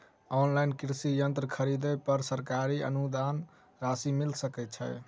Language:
Maithili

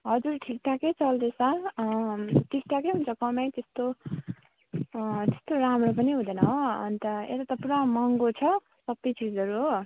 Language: Nepali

